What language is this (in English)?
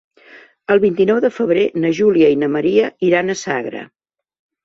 Catalan